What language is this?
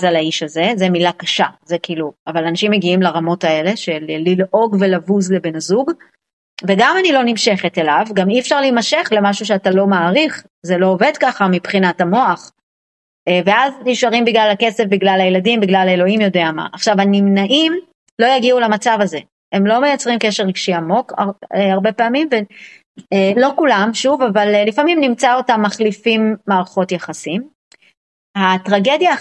Hebrew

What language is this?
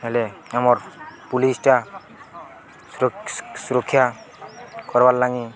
Odia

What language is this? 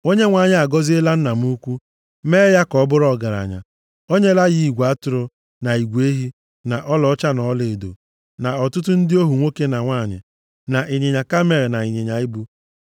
Igbo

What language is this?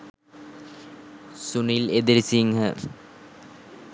Sinhala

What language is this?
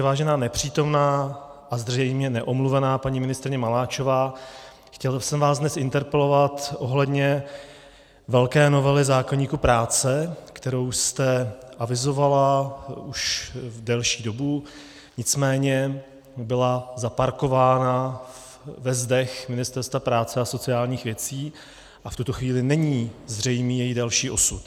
Czech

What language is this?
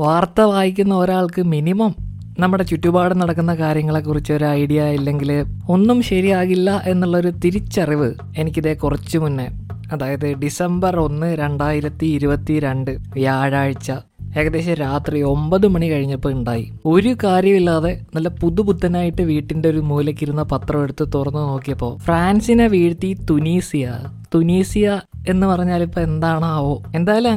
Malayalam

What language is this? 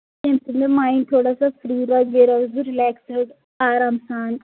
Kashmiri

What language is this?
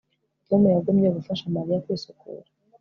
Kinyarwanda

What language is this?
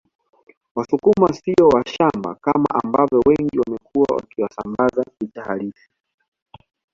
Swahili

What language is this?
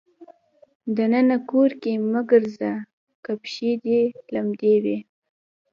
Pashto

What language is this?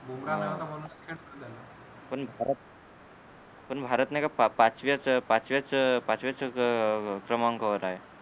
Marathi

